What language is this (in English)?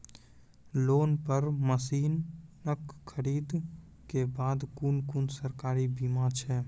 Maithili